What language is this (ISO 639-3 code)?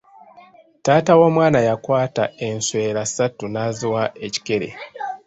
lug